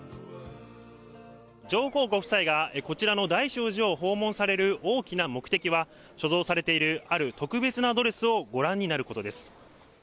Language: Japanese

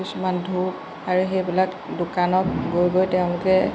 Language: Assamese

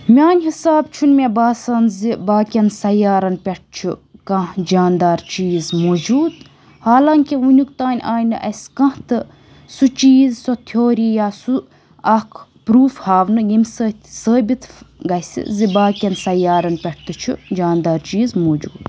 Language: Kashmiri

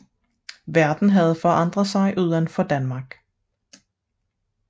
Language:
Danish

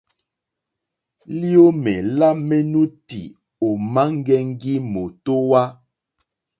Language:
Mokpwe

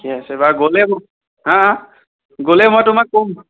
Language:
Assamese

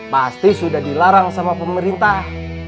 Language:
Indonesian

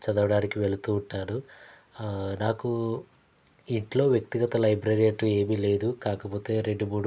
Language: Telugu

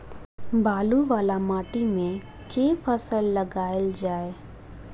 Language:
Maithili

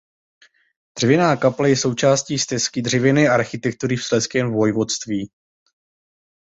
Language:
Czech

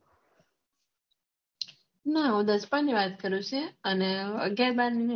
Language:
Gujarati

